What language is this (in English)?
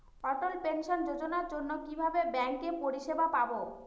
Bangla